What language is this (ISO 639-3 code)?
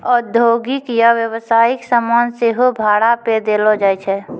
mai